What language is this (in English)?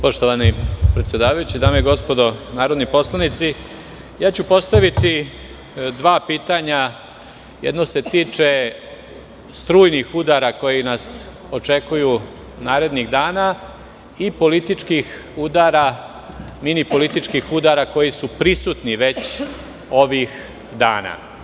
Serbian